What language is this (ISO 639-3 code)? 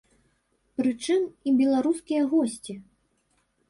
bel